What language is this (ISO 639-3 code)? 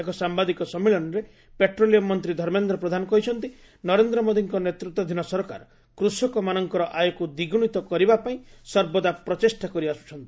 ori